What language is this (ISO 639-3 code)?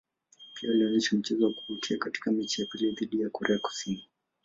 swa